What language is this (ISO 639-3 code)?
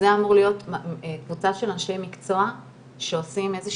heb